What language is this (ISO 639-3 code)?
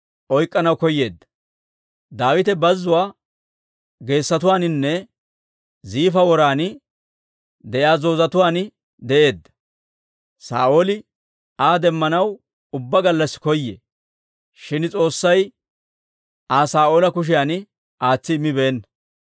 dwr